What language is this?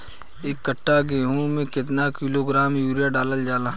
Bhojpuri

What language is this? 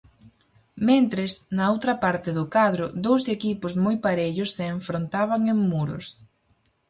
Galician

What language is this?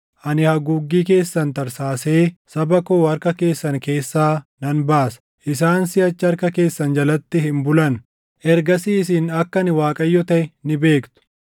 Oromo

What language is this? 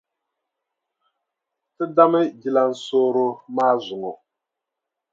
Dagbani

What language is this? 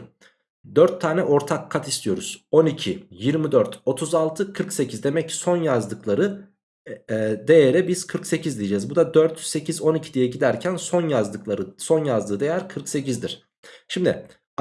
Turkish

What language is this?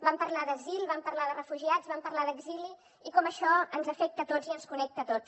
Catalan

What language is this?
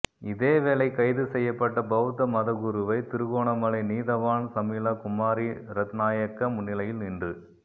Tamil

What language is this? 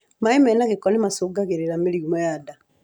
Kikuyu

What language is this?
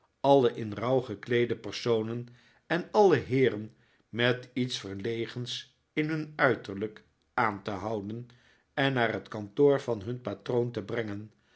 Dutch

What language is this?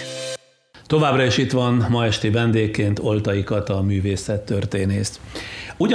Hungarian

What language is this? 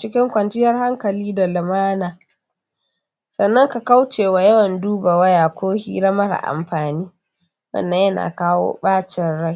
Hausa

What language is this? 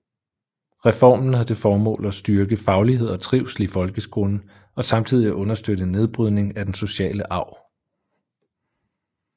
Danish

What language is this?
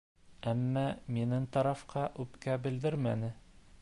Bashkir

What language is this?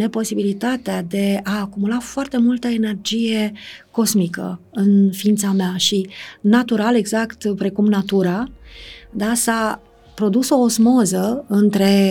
Romanian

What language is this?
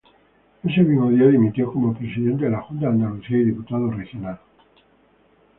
Spanish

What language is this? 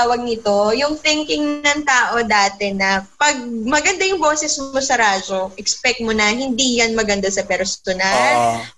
Filipino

